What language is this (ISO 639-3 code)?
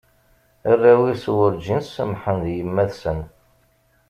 kab